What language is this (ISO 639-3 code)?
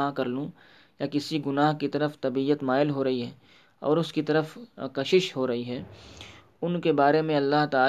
urd